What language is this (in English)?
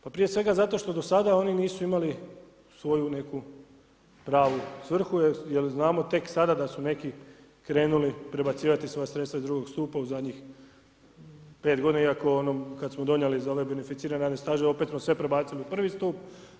Croatian